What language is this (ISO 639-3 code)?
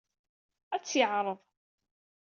kab